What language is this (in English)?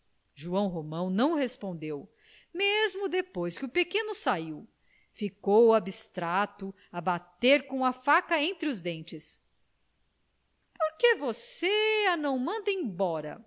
Portuguese